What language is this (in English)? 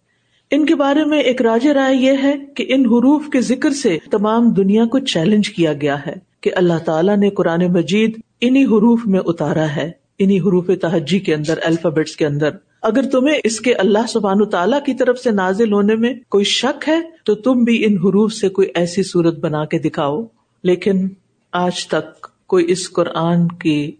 Urdu